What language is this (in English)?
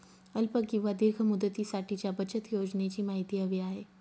Marathi